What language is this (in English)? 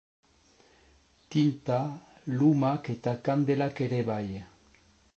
Basque